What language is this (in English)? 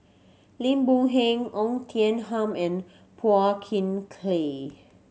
English